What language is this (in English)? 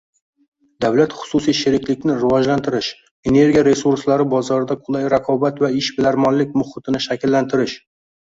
Uzbek